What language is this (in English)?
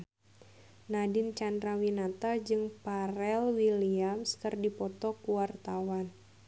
Sundanese